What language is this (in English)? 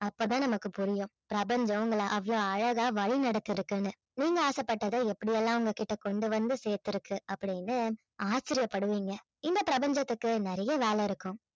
Tamil